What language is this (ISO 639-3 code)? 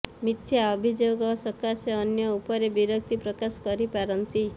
ori